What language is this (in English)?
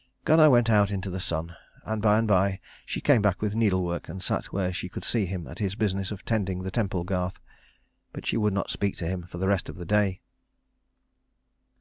English